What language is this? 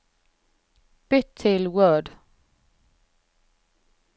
Norwegian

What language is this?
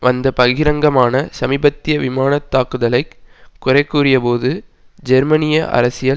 Tamil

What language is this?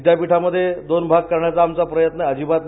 Marathi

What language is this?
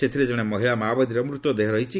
Odia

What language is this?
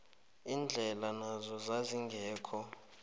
South Ndebele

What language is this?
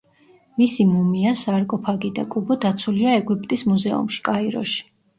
Georgian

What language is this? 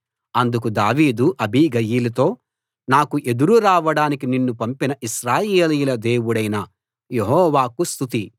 Telugu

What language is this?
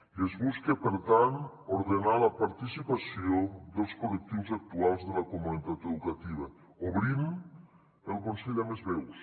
Catalan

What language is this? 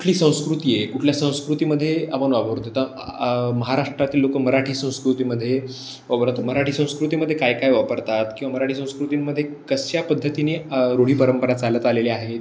Marathi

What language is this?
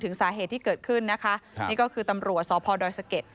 Thai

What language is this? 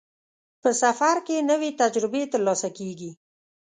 Pashto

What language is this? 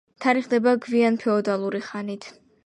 Georgian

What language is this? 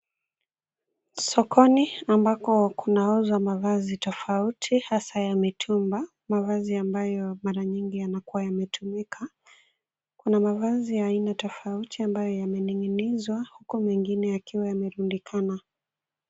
Swahili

